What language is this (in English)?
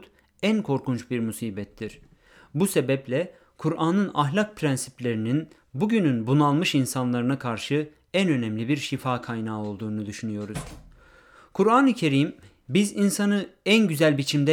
Turkish